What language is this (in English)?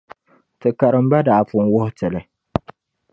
Dagbani